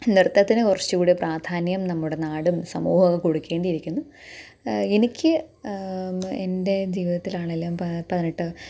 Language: Malayalam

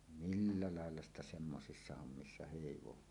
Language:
Finnish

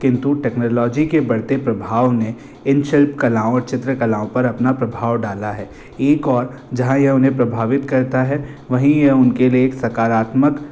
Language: Hindi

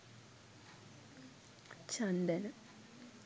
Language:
Sinhala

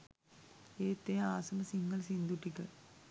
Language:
Sinhala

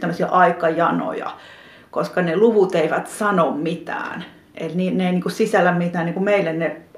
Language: Finnish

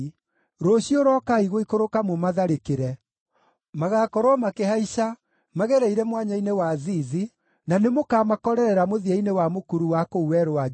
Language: Kikuyu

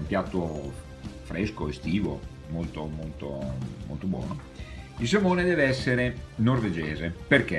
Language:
Italian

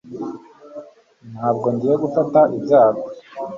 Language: Kinyarwanda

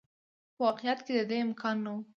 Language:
Pashto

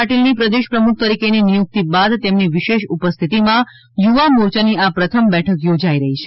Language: Gujarati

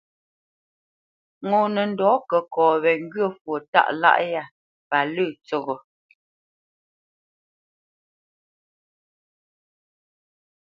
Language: Bamenyam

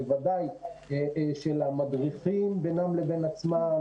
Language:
Hebrew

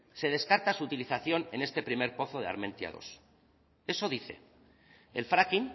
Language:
Spanish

